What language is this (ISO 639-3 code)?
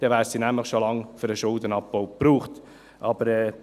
gsw